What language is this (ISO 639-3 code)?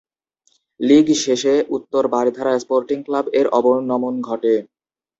ben